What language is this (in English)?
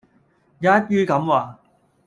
Cantonese